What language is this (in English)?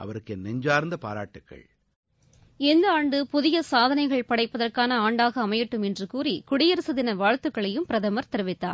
Tamil